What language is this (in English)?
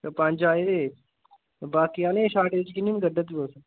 Dogri